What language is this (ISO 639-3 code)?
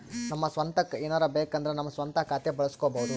kan